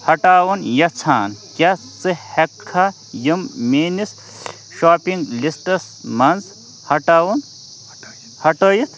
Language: Kashmiri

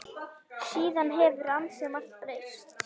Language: Icelandic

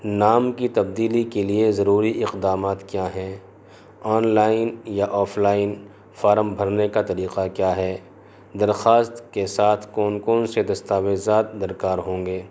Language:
Urdu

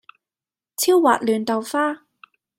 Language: Cantonese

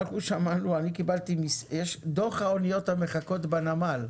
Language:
Hebrew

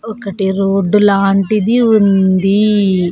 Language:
Telugu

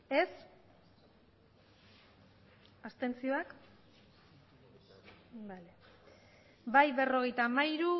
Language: Basque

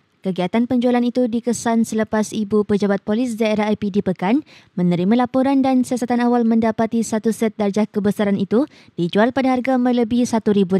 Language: Malay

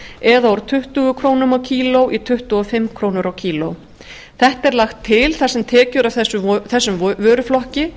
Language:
Icelandic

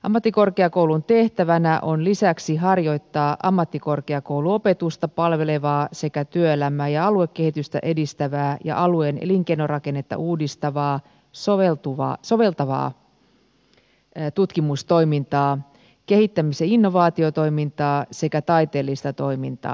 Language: Finnish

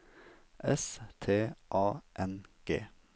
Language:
Norwegian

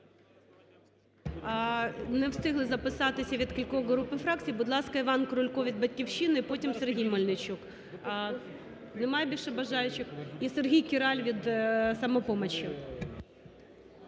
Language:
Ukrainian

